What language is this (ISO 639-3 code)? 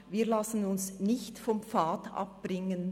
gsw